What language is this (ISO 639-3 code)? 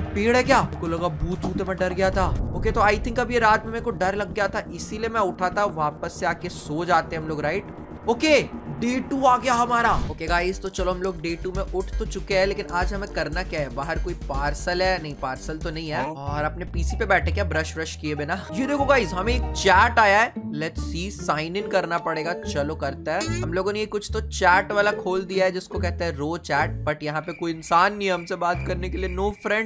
hin